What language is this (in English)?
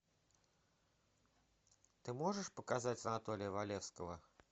Russian